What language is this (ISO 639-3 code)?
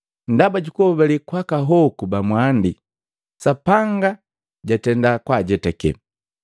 mgv